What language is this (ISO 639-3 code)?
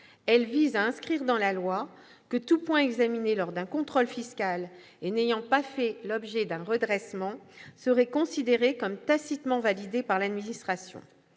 fra